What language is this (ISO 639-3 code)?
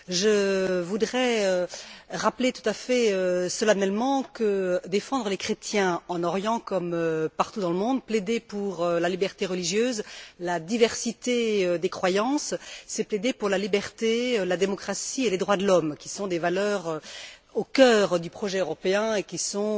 fra